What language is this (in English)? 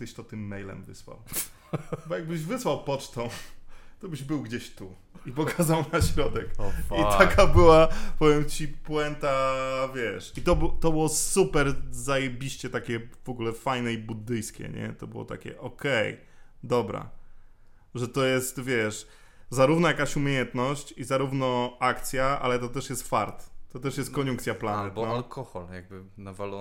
Polish